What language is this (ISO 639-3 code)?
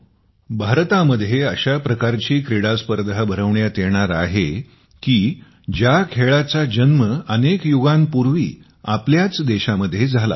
mar